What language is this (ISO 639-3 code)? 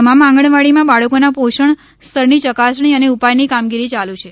guj